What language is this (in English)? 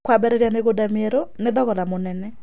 Kikuyu